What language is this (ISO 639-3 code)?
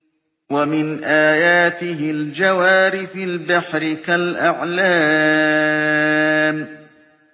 ara